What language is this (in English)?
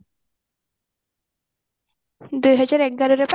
Odia